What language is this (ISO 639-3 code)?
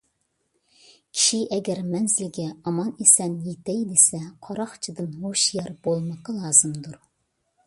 uig